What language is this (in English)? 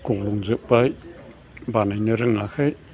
Bodo